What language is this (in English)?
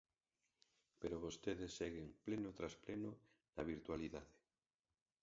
Galician